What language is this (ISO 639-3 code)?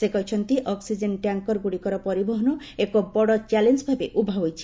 ori